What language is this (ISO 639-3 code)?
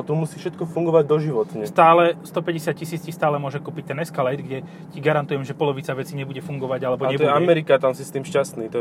slk